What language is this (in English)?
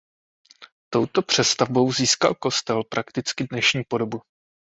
Czech